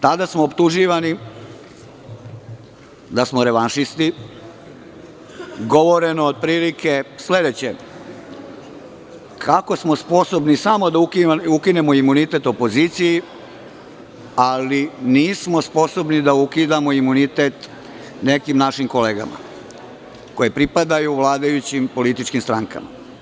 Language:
Serbian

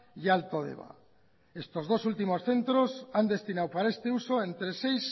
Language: Spanish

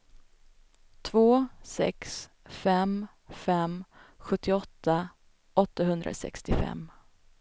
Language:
Swedish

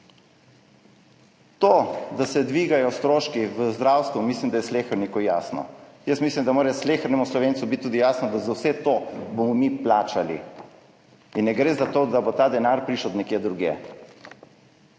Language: Slovenian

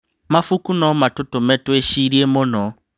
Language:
Kikuyu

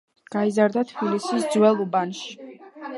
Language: Georgian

